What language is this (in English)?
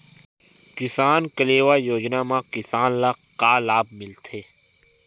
Chhattisgarhi